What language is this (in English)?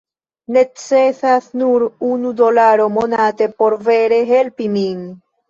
Esperanto